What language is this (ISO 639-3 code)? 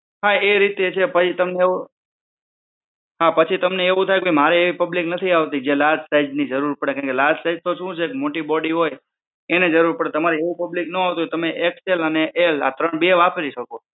guj